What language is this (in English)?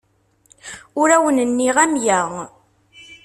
Kabyle